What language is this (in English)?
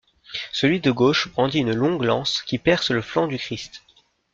French